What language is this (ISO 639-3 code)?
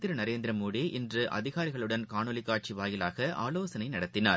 tam